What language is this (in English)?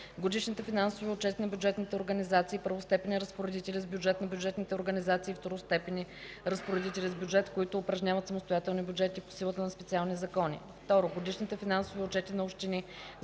Bulgarian